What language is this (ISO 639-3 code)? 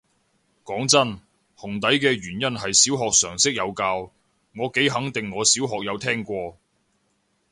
yue